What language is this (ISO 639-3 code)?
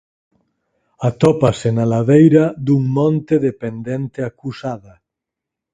glg